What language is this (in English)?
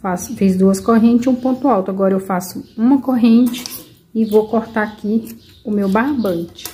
Portuguese